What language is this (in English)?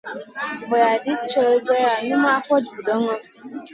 Masana